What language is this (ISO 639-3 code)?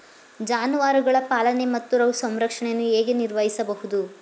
kan